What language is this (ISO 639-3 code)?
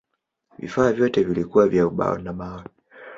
swa